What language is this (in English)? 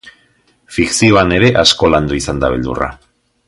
Basque